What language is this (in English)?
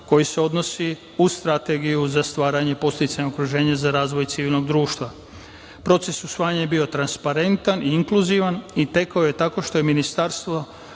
Serbian